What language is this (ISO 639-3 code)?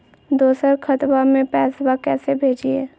mag